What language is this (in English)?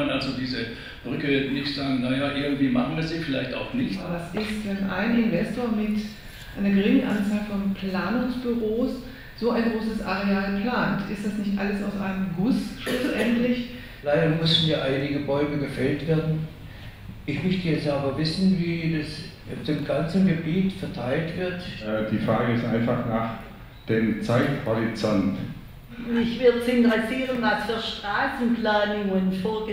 German